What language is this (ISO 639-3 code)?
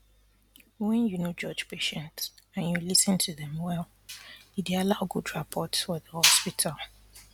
pcm